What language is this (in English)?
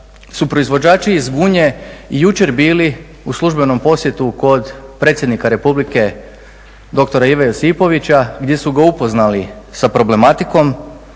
Croatian